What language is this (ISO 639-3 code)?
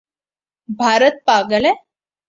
urd